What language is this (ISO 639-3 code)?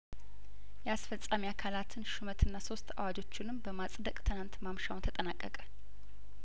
amh